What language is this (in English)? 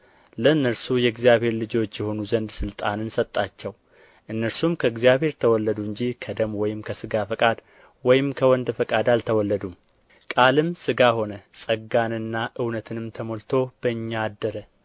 Amharic